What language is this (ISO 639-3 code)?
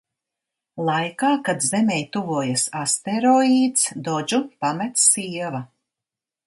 lav